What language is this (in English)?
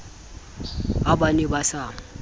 Southern Sotho